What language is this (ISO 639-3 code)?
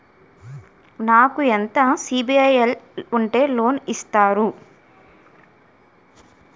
tel